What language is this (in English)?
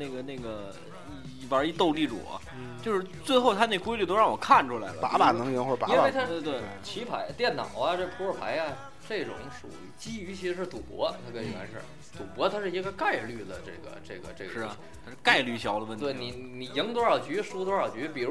Chinese